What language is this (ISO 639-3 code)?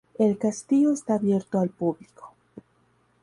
spa